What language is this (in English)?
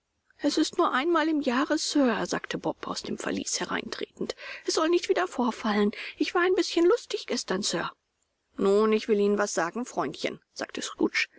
German